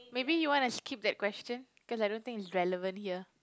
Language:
English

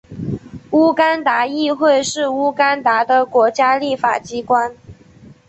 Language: Chinese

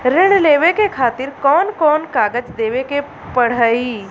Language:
Bhojpuri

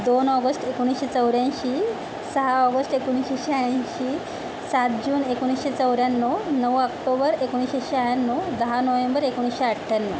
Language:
Marathi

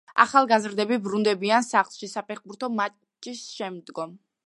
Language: Georgian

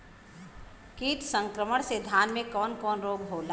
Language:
Bhojpuri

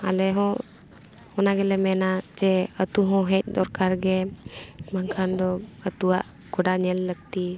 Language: Santali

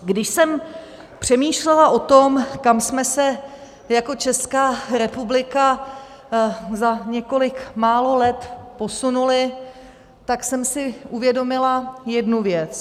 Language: Czech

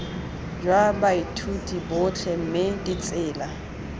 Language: Tswana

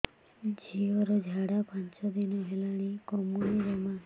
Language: Odia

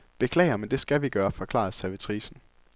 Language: Danish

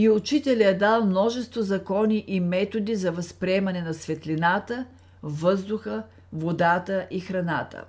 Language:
Bulgarian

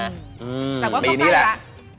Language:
Thai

